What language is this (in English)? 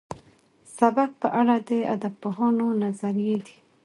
Pashto